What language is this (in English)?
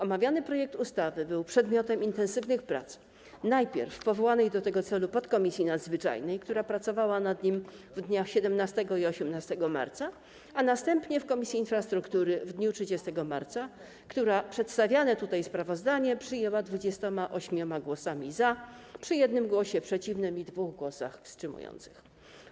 Polish